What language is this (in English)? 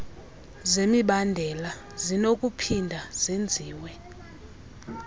Xhosa